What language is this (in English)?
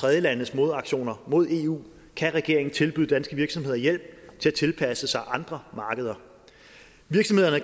Danish